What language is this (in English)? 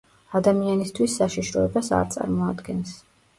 Georgian